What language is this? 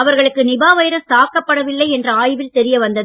Tamil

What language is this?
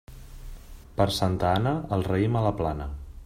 Catalan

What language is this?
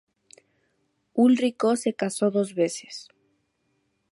Spanish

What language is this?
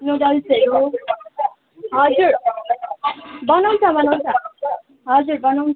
Nepali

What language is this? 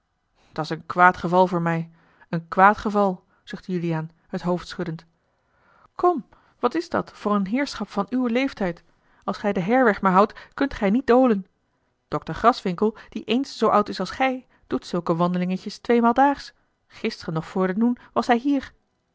Dutch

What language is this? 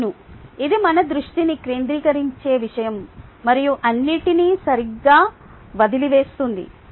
Telugu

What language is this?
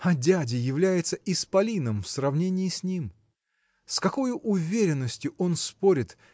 Russian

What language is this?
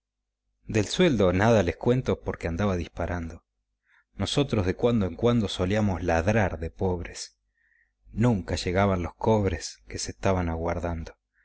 Spanish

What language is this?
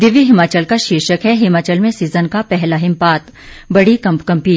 Hindi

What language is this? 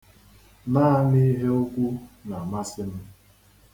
Igbo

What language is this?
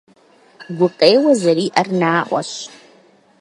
Kabardian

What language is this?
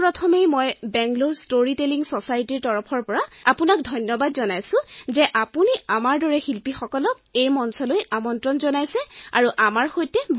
Assamese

